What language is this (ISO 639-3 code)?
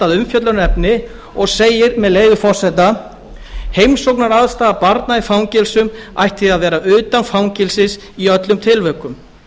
isl